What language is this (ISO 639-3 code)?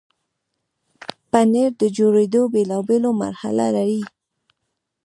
pus